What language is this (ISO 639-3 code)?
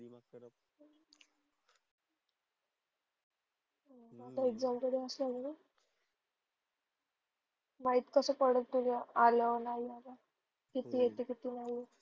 mar